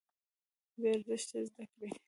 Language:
Pashto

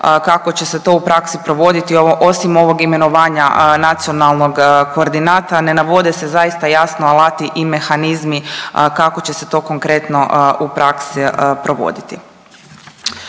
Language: Croatian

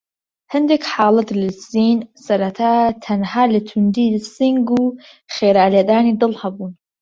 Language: Central Kurdish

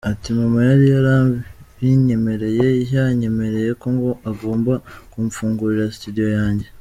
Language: Kinyarwanda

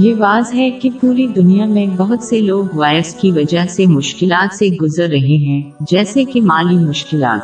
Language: Urdu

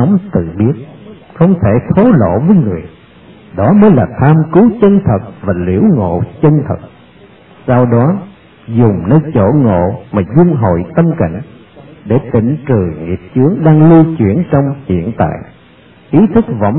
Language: Vietnamese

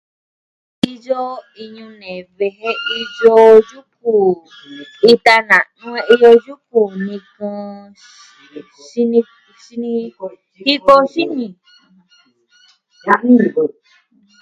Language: Southwestern Tlaxiaco Mixtec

